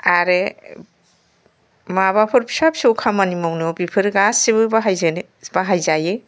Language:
Bodo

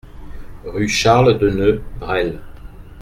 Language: French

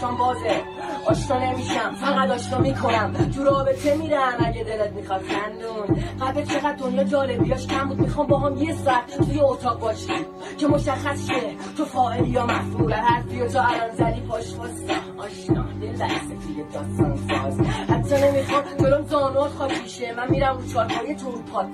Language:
Persian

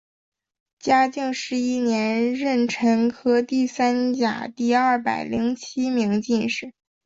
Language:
Chinese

